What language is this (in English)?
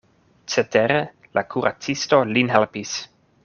Esperanto